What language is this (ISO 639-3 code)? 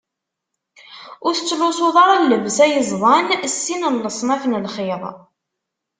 kab